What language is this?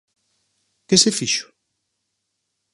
Galician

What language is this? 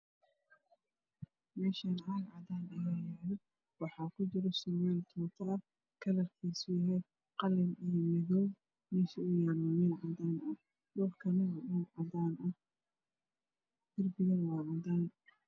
Somali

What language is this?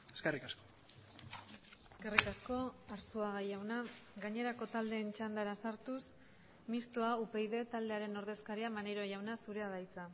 Basque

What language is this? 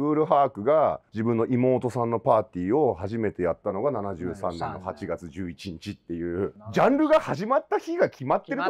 Japanese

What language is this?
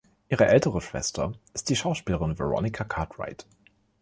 German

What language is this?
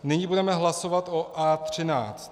Czech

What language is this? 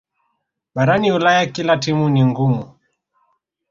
Swahili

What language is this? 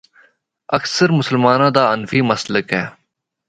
Northern Hindko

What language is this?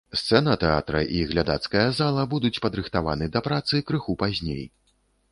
Belarusian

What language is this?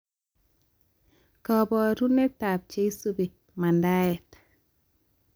Kalenjin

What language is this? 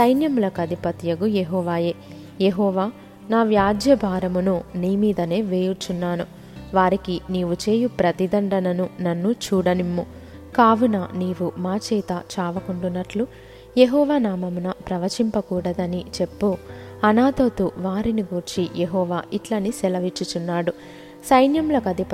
Telugu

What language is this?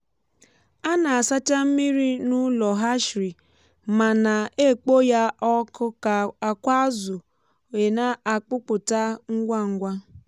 Igbo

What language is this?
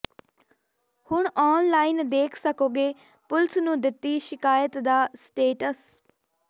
Punjabi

